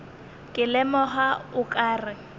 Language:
Northern Sotho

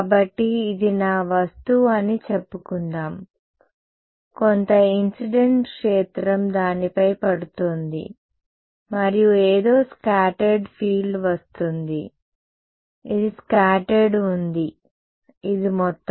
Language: Telugu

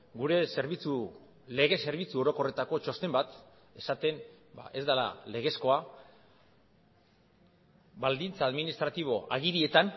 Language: Basque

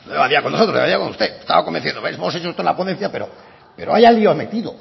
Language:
Spanish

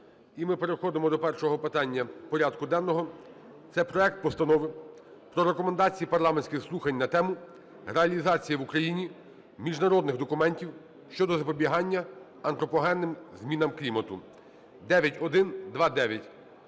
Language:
Ukrainian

